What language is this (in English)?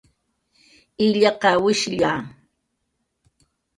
Jaqaru